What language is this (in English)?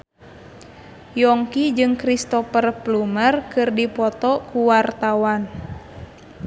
Sundanese